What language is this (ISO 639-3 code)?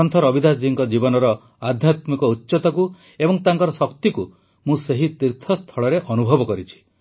ori